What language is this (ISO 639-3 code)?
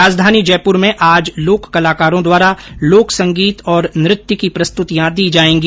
hin